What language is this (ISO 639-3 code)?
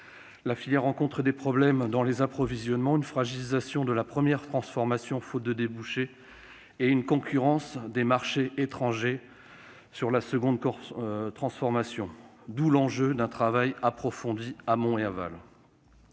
fra